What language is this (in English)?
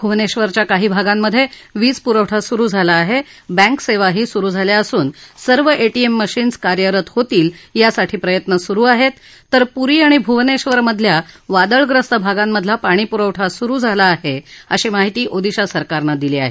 Marathi